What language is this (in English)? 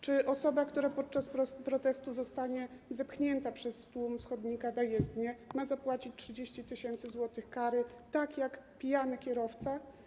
Polish